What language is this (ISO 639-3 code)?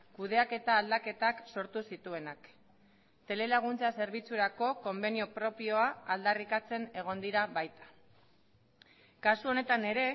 eus